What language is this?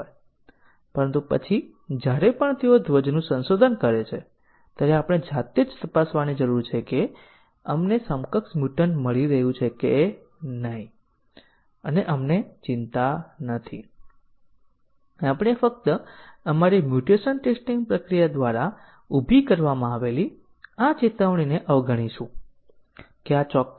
Gujarati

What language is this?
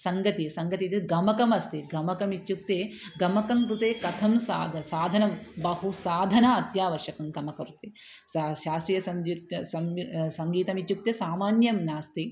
Sanskrit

